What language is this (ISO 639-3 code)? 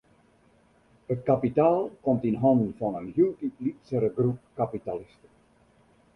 fry